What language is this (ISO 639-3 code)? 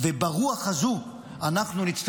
heb